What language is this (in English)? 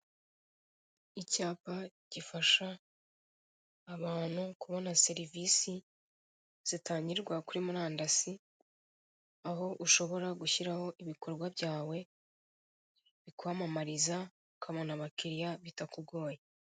Kinyarwanda